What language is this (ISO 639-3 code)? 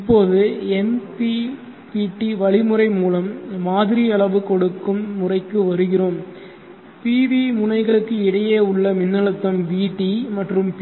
tam